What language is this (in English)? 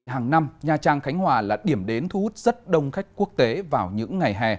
Vietnamese